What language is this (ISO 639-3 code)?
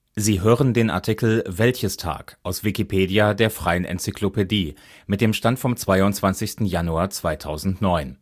deu